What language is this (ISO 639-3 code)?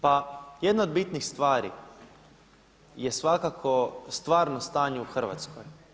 hrv